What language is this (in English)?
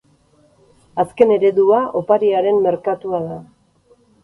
Basque